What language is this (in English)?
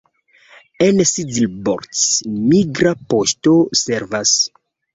Esperanto